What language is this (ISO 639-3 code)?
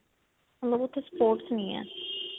pan